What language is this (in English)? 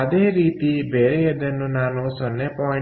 Kannada